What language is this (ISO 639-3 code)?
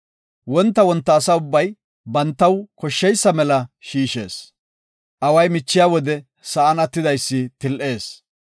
gof